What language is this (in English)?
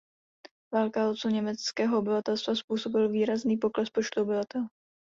Czech